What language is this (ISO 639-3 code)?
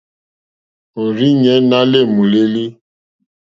bri